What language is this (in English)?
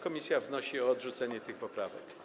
Polish